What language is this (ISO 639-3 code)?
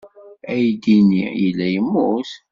kab